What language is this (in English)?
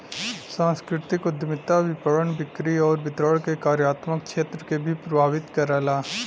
Bhojpuri